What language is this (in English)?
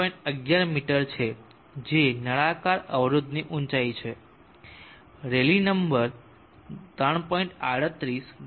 Gujarati